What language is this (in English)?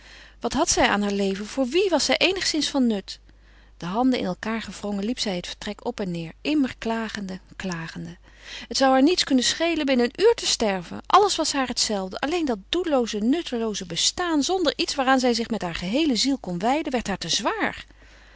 Dutch